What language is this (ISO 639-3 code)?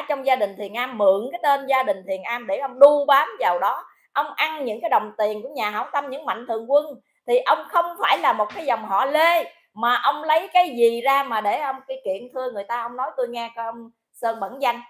vie